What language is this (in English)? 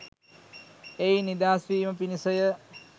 Sinhala